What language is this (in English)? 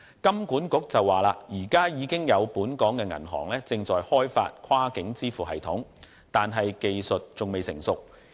Cantonese